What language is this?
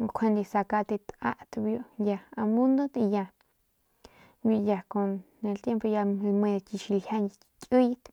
Northern Pame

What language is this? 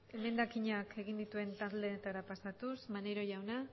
Basque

